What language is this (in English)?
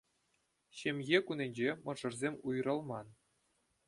Chuvash